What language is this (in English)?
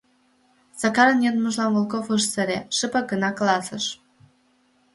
Mari